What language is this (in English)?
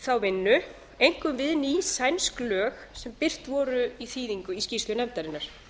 Icelandic